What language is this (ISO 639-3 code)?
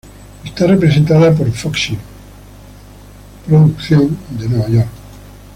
spa